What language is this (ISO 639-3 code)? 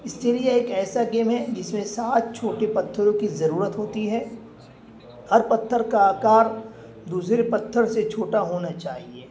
urd